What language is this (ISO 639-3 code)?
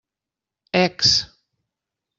cat